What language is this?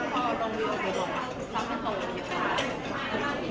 Thai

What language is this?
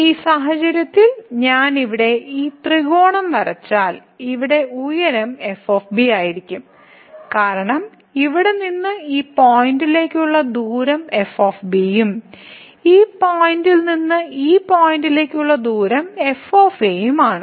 Malayalam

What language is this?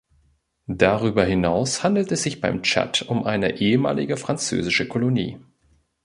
German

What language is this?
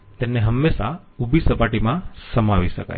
Gujarati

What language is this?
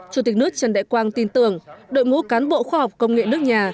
Vietnamese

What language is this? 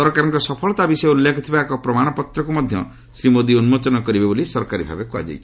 Odia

